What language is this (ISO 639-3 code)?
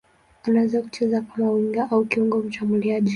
swa